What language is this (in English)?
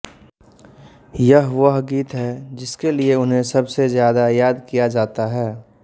Hindi